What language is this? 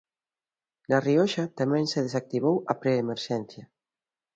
Galician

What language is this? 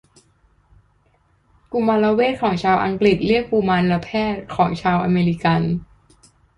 Thai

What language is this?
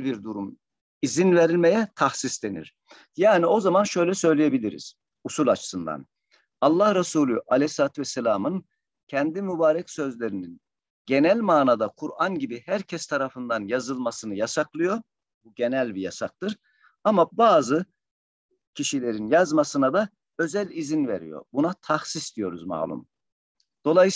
Turkish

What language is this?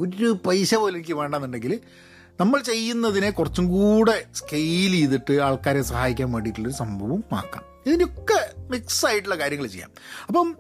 Malayalam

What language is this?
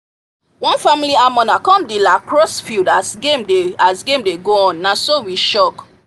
Nigerian Pidgin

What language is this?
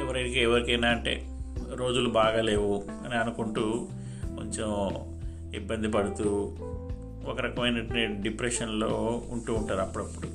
Telugu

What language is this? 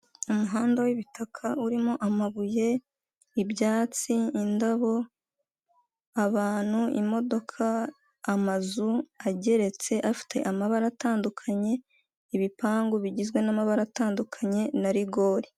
Kinyarwanda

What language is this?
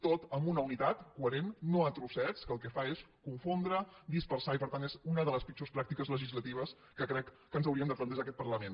Catalan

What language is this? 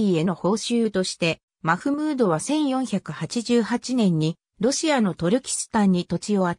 Japanese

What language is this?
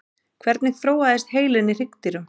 Icelandic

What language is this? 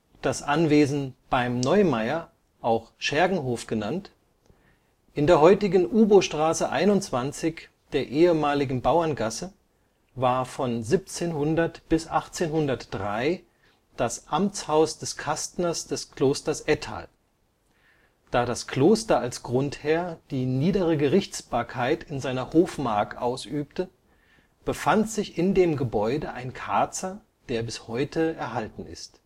German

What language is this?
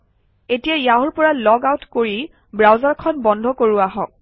Assamese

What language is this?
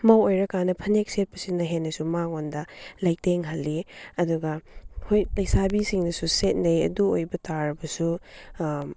Manipuri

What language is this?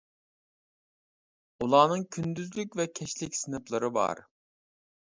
Uyghur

